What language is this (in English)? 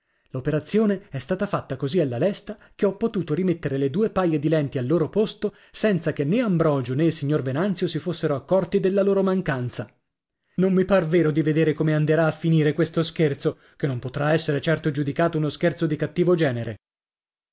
Italian